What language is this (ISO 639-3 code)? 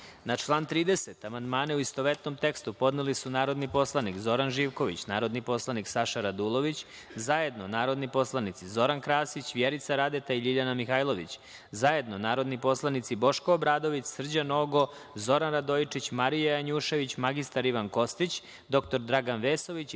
srp